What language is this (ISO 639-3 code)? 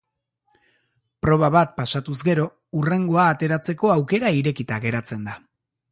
eus